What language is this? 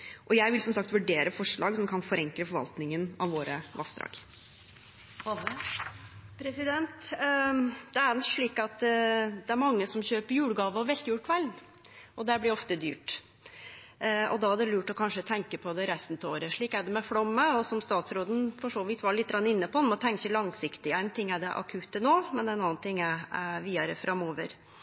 Norwegian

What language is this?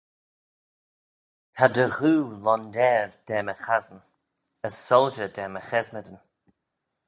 Manx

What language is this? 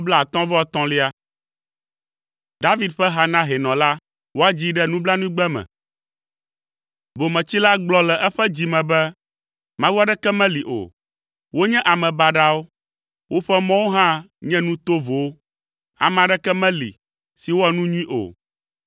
Ewe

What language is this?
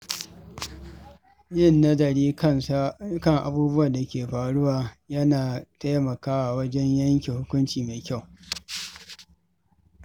Hausa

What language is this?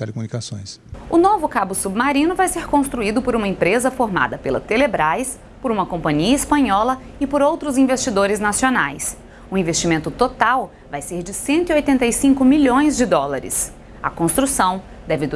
Portuguese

